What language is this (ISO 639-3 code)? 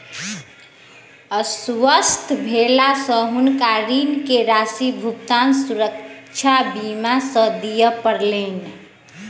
mai